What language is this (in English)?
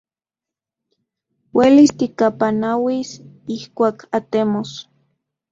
Central Puebla Nahuatl